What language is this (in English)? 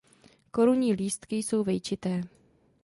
Czech